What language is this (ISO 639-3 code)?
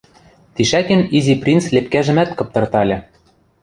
mrj